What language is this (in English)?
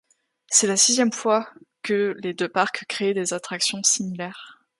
French